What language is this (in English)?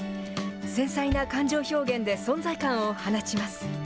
Japanese